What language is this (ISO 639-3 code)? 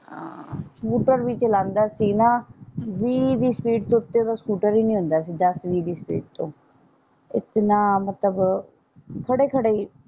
pan